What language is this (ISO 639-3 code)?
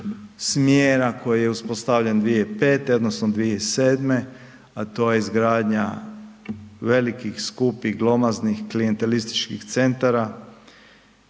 hrv